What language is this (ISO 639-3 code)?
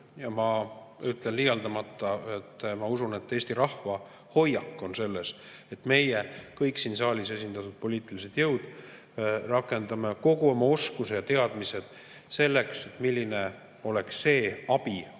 est